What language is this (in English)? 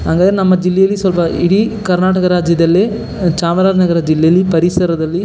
Kannada